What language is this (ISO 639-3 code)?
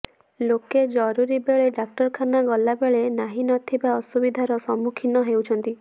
ori